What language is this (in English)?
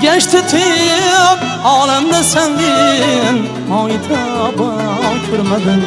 Uzbek